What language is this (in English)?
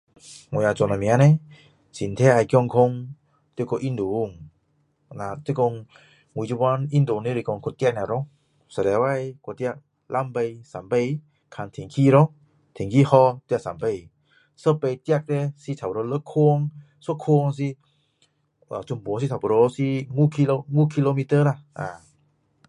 Min Dong Chinese